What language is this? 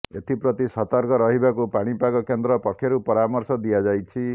Odia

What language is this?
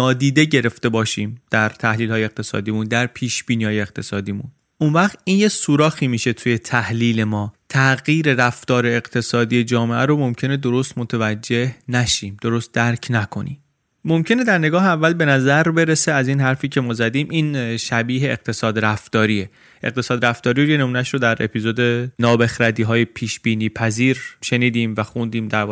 Persian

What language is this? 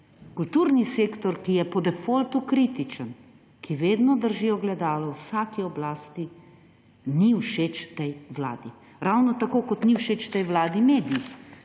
Slovenian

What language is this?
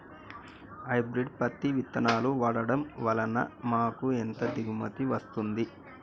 Telugu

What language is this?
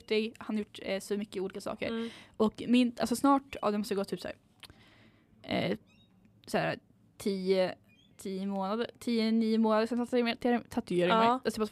Swedish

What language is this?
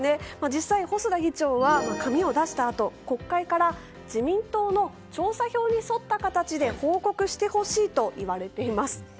Japanese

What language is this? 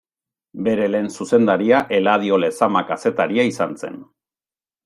Basque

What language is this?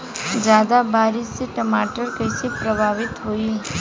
Bhojpuri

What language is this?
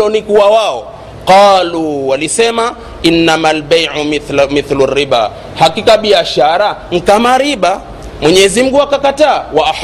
Swahili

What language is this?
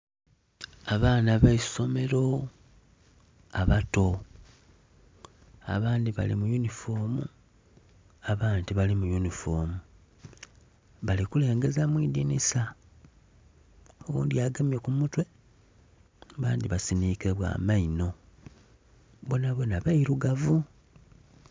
Soga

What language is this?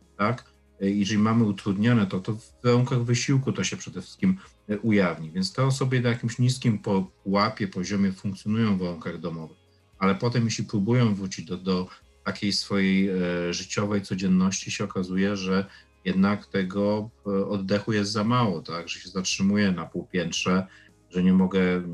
Polish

